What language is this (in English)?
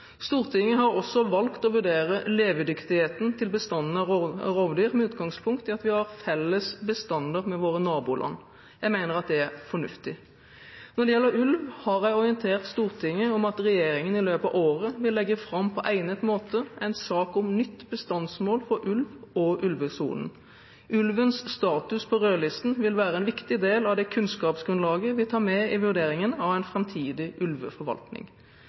Norwegian Bokmål